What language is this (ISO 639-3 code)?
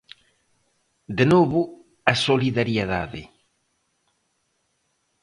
glg